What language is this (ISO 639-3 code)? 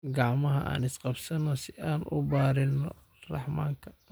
som